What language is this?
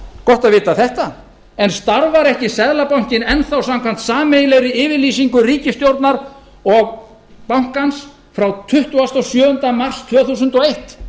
Icelandic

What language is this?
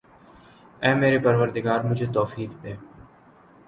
Urdu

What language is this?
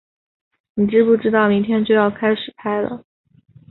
Chinese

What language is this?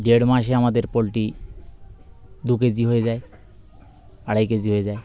Bangla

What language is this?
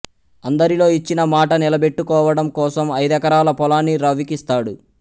Telugu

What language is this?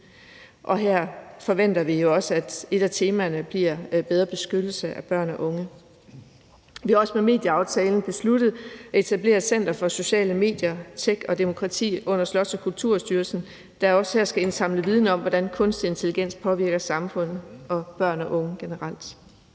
Danish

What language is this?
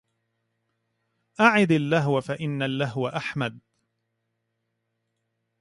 Arabic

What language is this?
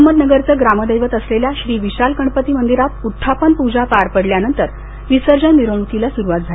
Marathi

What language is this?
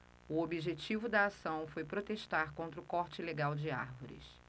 Portuguese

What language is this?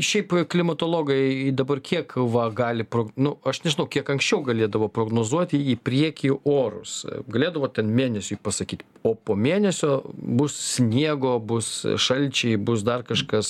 Lithuanian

